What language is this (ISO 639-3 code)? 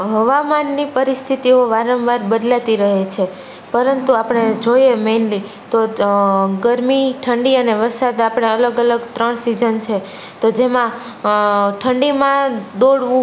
guj